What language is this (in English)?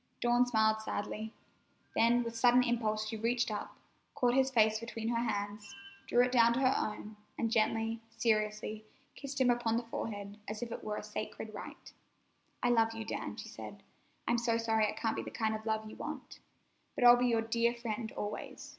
English